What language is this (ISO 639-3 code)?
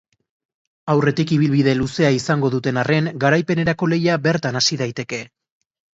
eus